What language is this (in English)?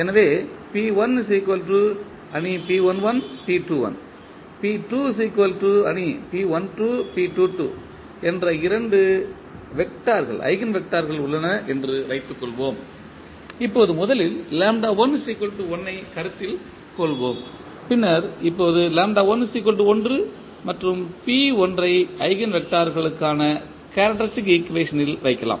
Tamil